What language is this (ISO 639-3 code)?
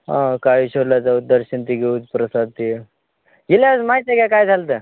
mar